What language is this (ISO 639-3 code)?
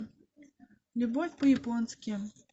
rus